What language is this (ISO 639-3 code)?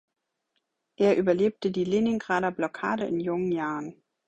deu